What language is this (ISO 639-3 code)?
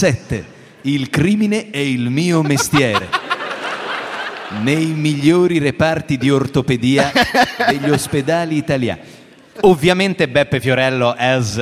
ita